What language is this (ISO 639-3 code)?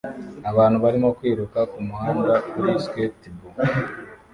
kin